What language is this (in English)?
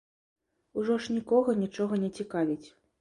Belarusian